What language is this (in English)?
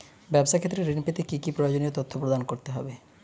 Bangla